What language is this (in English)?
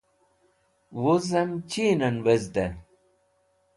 Wakhi